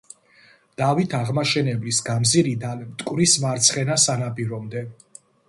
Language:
Georgian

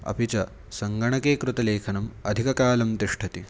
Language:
Sanskrit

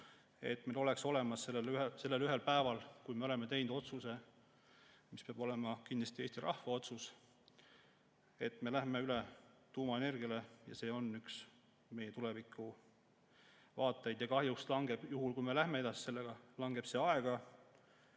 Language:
Estonian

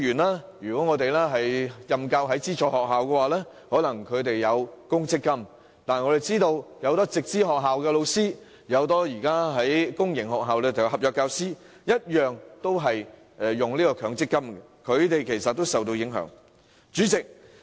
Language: Cantonese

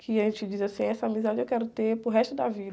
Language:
Portuguese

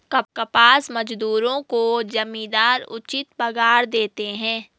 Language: Hindi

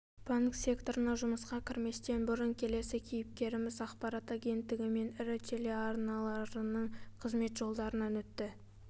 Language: Kazakh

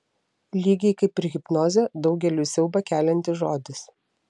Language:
Lithuanian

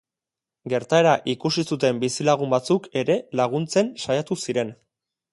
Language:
Basque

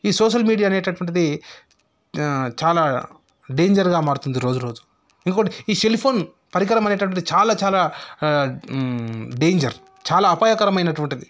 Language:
Telugu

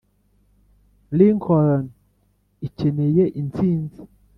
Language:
Kinyarwanda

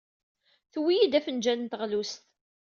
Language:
Kabyle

